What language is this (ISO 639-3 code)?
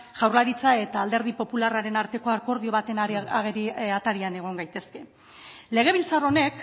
eus